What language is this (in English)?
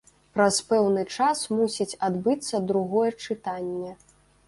Belarusian